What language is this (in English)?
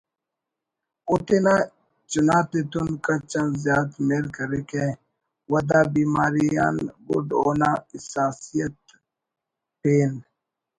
Brahui